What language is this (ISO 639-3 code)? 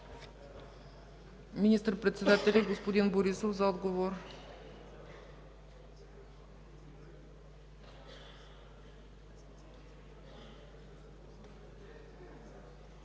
bul